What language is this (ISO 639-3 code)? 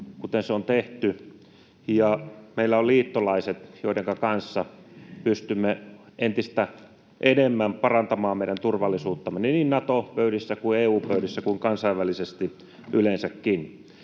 fin